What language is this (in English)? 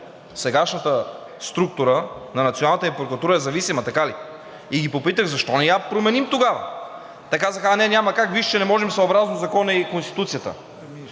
Bulgarian